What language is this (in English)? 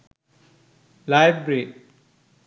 Sinhala